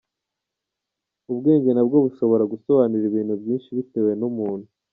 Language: Kinyarwanda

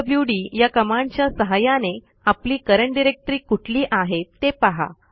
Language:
Marathi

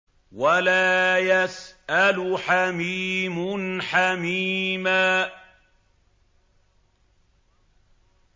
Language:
Arabic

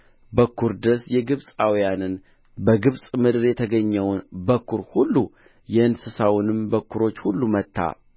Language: Amharic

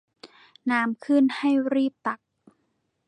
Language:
Thai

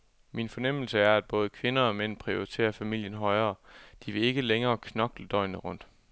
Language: Danish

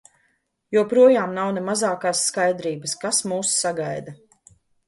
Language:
Latvian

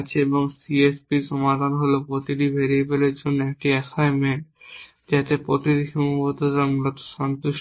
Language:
Bangla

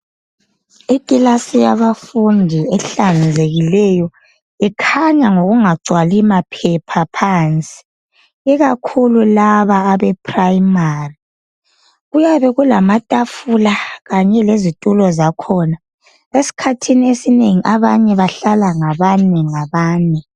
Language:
North Ndebele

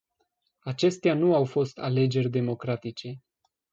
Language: Romanian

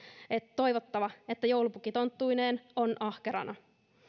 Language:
Finnish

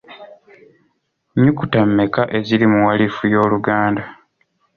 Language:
Ganda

